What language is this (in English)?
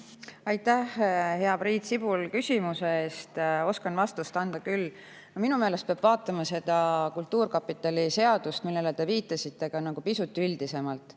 Estonian